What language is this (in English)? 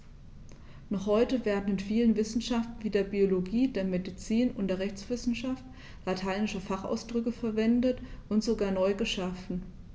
German